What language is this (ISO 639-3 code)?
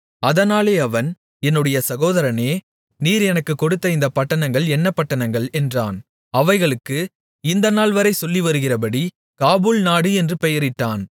tam